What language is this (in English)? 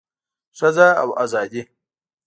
Pashto